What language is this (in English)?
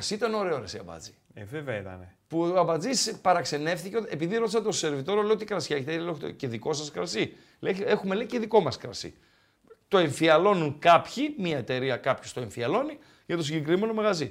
Greek